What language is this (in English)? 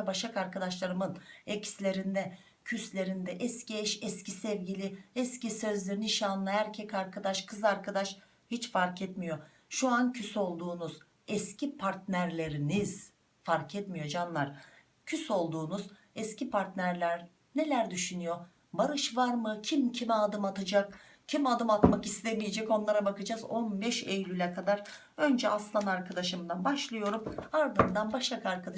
Turkish